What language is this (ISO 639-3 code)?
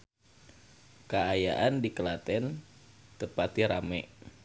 sun